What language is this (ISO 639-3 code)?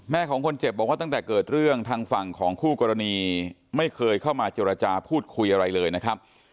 tha